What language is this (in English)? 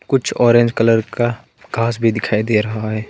Hindi